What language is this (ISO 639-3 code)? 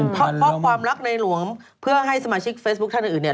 tha